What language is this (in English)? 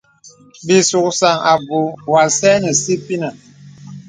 Bebele